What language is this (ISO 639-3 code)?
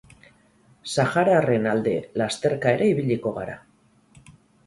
eus